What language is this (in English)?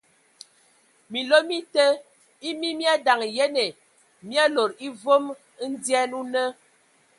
Ewondo